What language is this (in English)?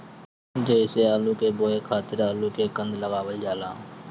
Bhojpuri